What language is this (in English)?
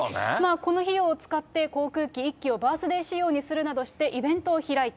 Japanese